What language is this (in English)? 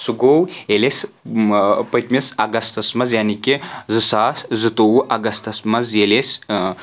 Kashmiri